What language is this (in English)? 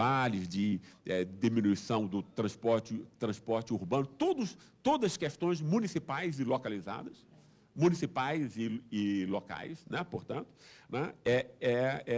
Portuguese